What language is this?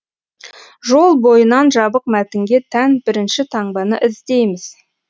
Kazakh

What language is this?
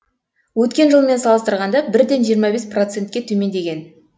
Kazakh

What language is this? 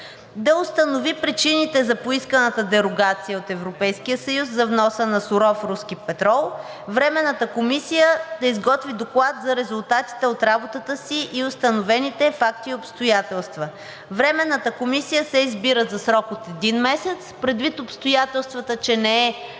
Bulgarian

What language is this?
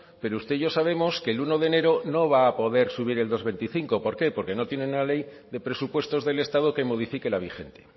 Spanish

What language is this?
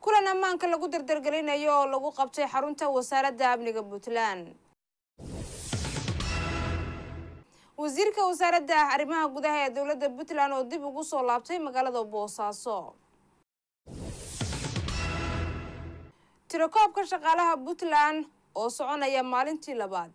Arabic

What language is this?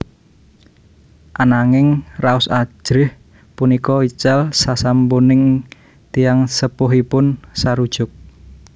Javanese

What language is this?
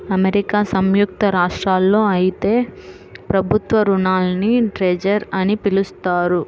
Telugu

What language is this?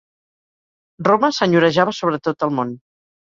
Catalan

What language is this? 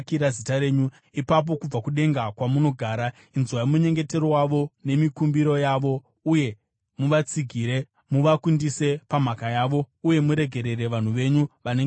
Shona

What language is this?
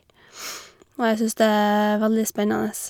Norwegian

